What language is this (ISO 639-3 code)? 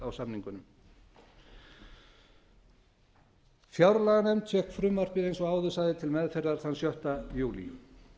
isl